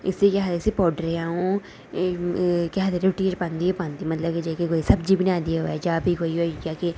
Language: Dogri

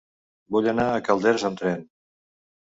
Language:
Catalan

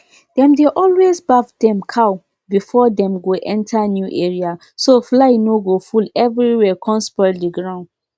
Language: Nigerian Pidgin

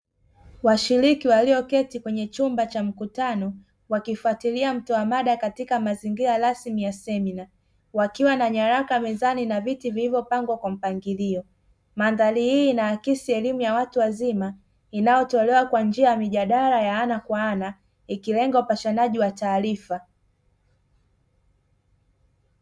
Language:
Swahili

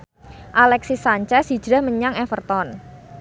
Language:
Javanese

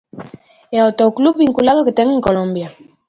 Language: Galician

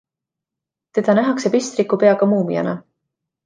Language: Estonian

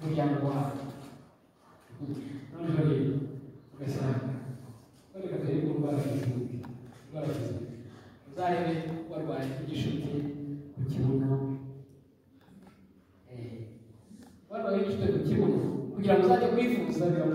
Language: Turkish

